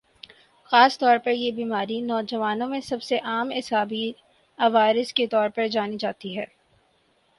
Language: Urdu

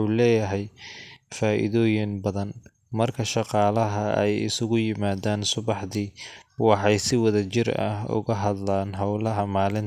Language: Somali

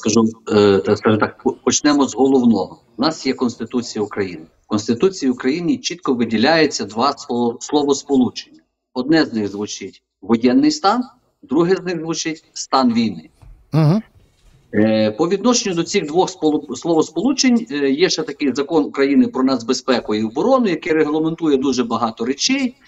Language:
Ukrainian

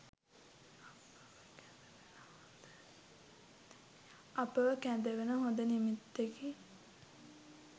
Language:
Sinhala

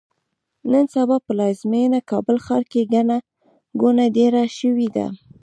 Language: Pashto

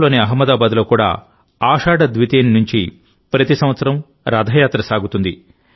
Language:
Telugu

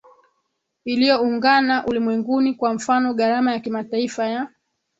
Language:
Swahili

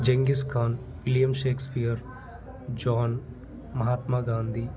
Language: Telugu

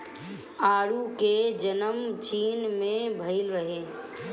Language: Bhojpuri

